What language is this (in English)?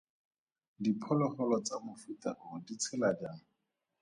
Tswana